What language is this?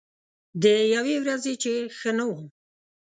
Pashto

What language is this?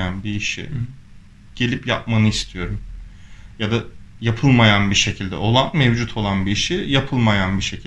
Turkish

